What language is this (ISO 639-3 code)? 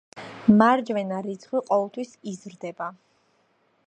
kat